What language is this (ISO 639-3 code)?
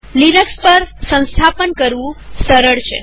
guj